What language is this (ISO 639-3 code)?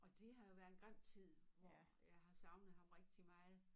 dan